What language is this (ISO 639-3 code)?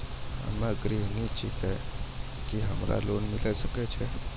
mai